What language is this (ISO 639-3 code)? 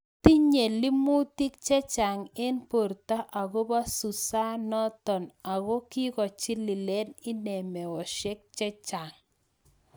kln